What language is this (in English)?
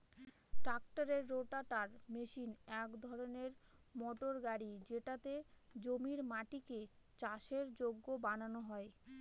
Bangla